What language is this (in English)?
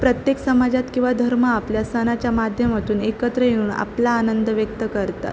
Marathi